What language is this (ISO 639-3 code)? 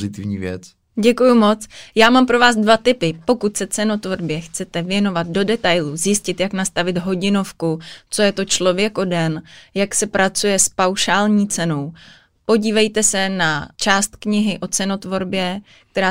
ces